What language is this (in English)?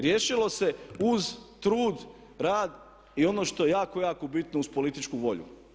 Croatian